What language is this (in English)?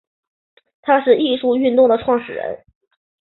Chinese